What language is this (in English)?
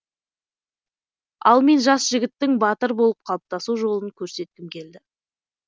Kazakh